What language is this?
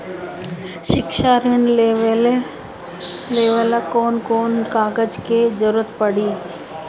Bhojpuri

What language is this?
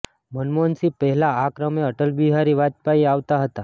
Gujarati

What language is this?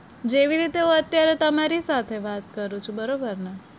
Gujarati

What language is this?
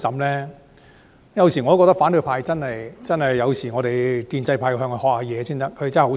Cantonese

